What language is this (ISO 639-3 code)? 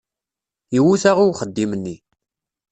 kab